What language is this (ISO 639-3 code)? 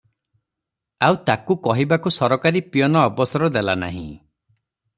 ori